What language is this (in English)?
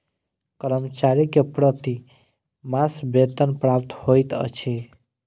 Maithili